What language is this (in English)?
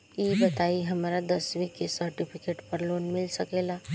Bhojpuri